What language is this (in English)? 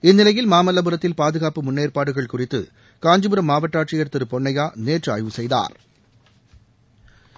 Tamil